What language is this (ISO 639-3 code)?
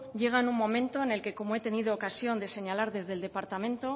spa